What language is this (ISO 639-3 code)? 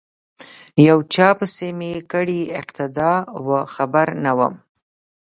pus